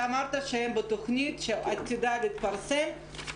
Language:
Hebrew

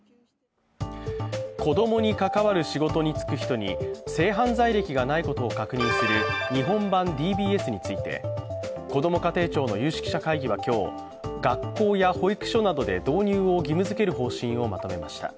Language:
Japanese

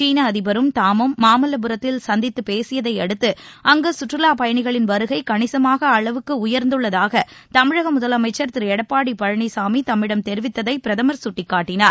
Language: Tamil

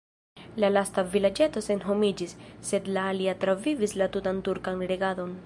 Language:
Esperanto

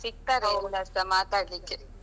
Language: Kannada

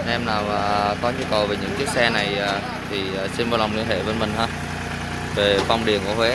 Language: Vietnamese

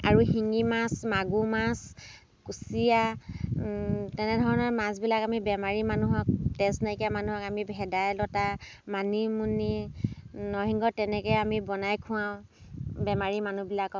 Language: Assamese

